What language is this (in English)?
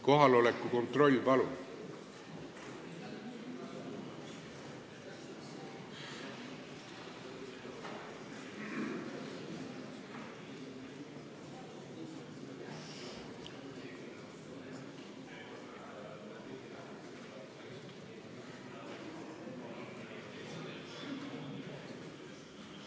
Estonian